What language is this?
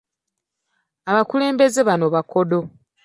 Ganda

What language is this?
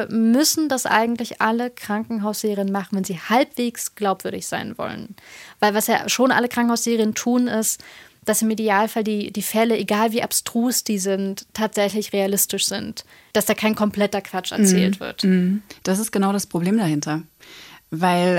German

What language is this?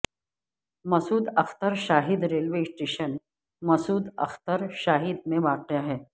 Urdu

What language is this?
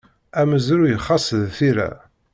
Kabyle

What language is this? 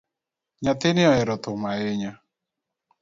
Luo (Kenya and Tanzania)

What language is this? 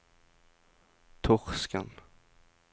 Norwegian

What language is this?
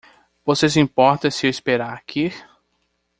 Portuguese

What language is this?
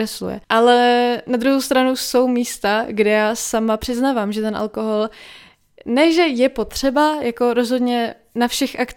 Czech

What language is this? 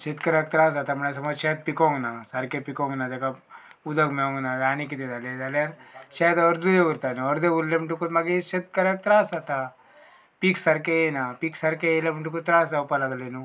Konkani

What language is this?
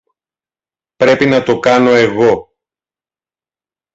Greek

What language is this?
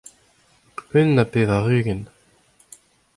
Breton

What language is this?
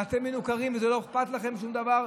Hebrew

